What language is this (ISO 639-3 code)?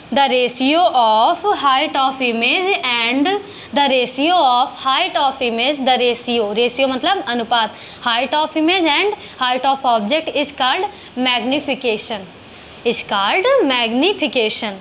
hin